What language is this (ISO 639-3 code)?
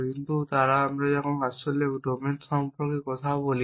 ben